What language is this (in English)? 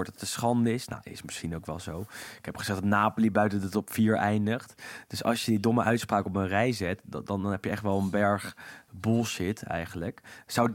Dutch